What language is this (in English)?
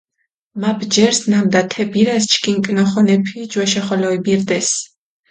Mingrelian